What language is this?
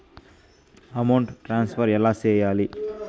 Telugu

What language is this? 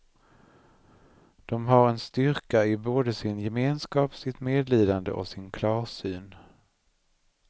Swedish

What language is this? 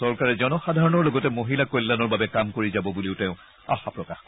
Assamese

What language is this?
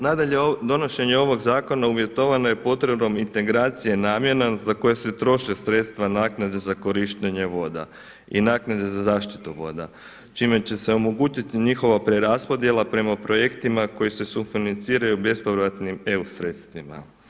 Croatian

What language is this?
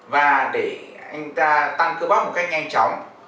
Vietnamese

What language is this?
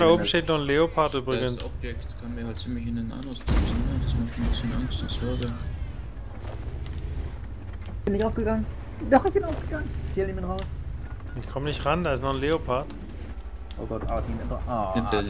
German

